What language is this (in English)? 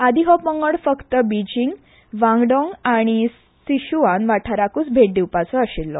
Konkani